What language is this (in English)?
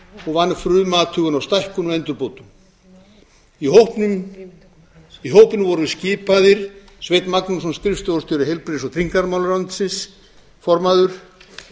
Icelandic